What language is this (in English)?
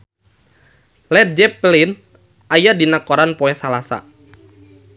Sundanese